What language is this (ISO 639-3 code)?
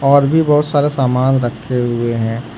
hin